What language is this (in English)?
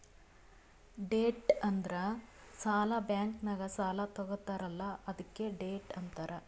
Kannada